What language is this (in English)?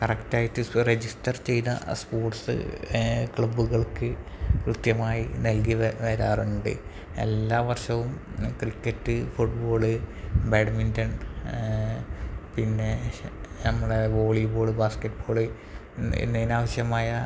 Malayalam